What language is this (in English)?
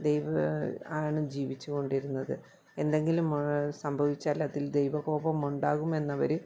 Malayalam